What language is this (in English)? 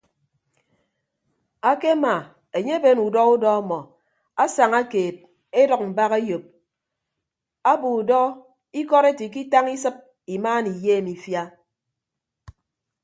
Ibibio